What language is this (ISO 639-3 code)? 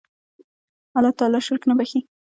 pus